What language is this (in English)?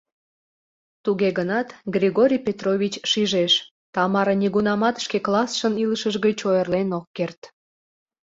Mari